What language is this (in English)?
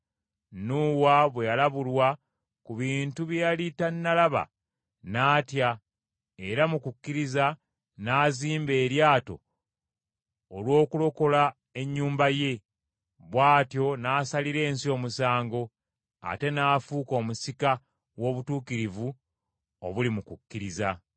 Ganda